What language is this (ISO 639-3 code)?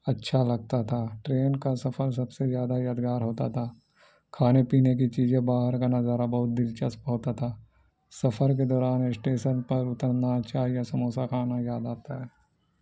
urd